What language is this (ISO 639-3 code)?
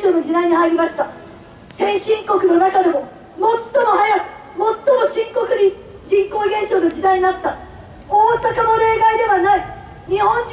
jpn